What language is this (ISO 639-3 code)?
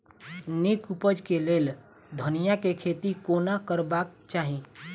mai